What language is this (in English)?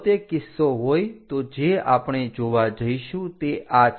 Gujarati